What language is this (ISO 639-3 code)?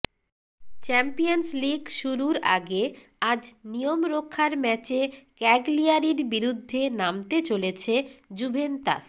ben